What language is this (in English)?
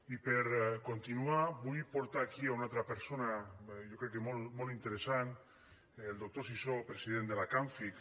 Catalan